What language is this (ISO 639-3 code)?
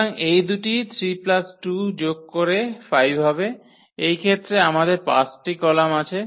ben